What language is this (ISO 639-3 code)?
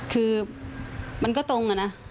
tha